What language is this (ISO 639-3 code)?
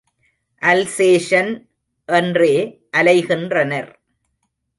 tam